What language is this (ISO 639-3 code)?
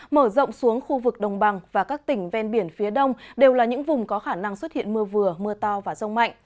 vie